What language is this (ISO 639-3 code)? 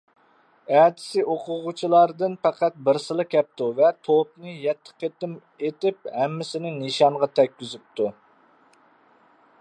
uig